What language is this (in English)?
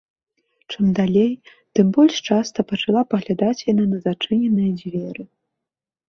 Belarusian